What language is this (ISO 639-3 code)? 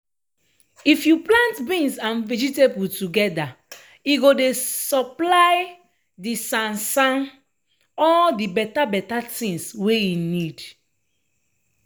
pcm